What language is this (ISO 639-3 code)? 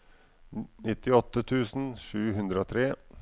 nor